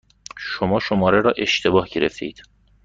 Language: Persian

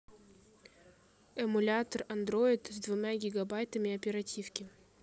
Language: Russian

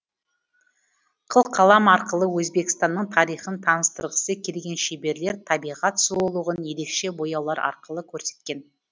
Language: Kazakh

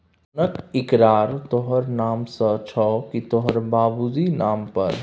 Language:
Maithili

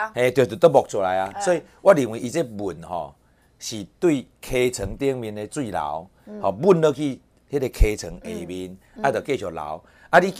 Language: Chinese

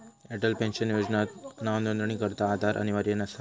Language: Marathi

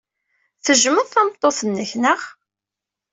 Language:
Kabyle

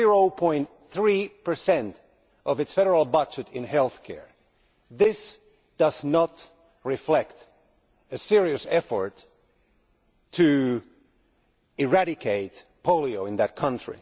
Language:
English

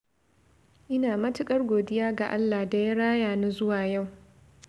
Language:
Hausa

